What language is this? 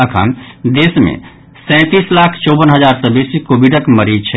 Maithili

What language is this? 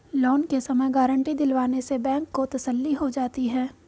Hindi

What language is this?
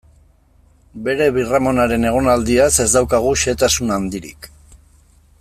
Basque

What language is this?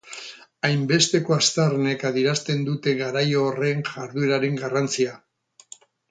Basque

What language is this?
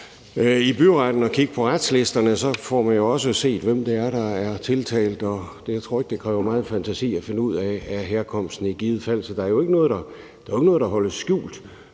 Danish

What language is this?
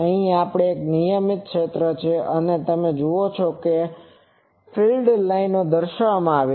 Gujarati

